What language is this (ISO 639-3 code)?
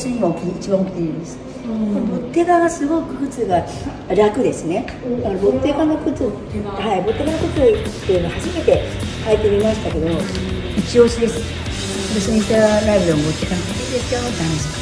jpn